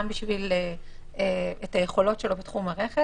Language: Hebrew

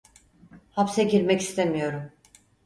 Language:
Turkish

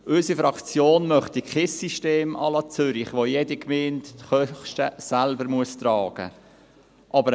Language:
Swiss German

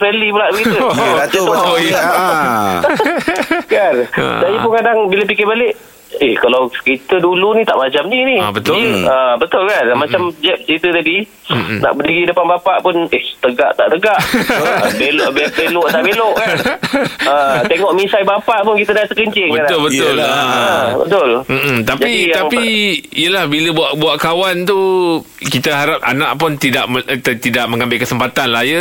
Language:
Malay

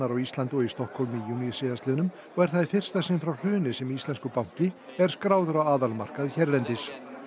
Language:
Icelandic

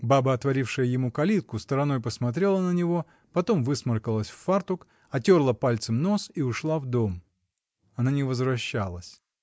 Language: Russian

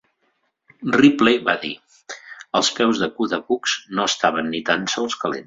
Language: Catalan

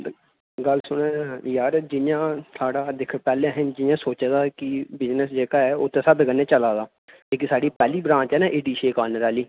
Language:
Dogri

